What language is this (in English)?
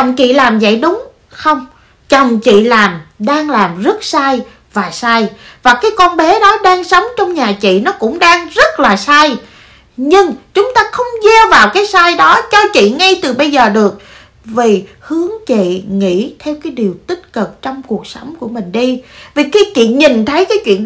Vietnamese